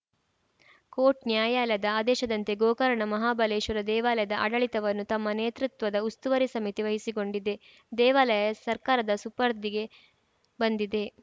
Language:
Kannada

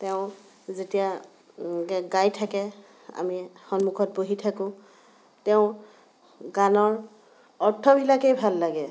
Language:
Assamese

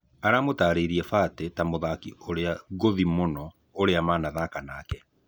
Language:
Kikuyu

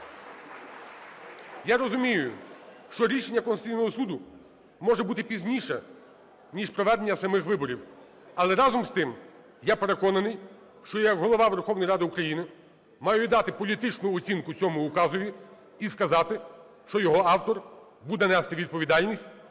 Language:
Ukrainian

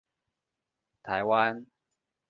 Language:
Chinese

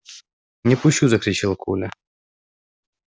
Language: Russian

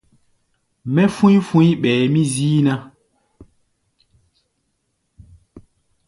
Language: Gbaya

